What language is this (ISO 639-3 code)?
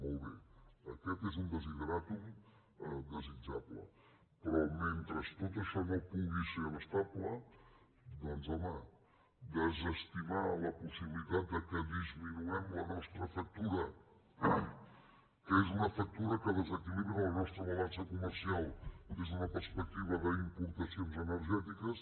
cat